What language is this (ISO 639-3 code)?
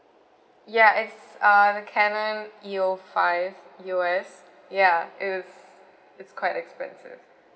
eng